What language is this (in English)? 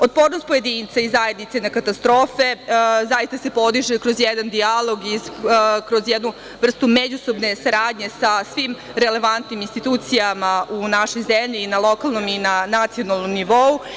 Serbian